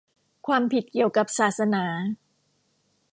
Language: Thai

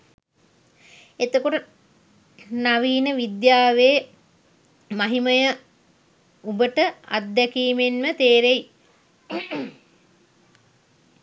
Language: Sinhala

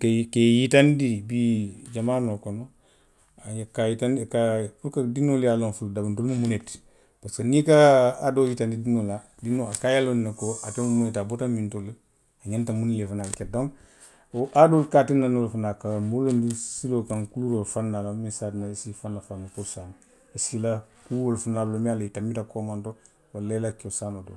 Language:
Western Maninkakan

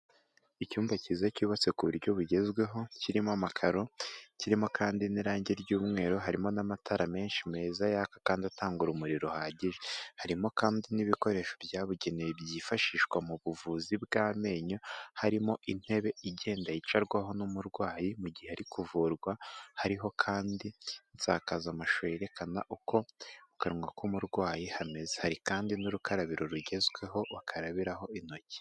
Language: Kinyarwanda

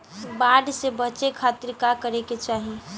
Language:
Bhojpuri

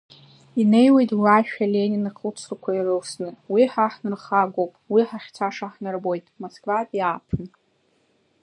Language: Abkhazian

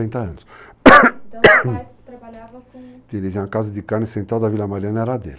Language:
Portuguese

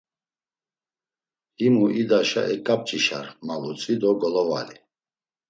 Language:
Laz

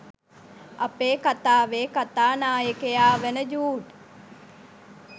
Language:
Sinhala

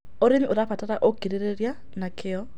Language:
Kikuyu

